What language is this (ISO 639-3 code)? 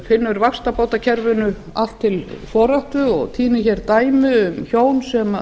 isl